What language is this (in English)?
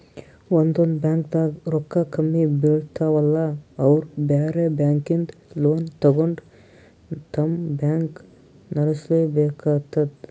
Kannada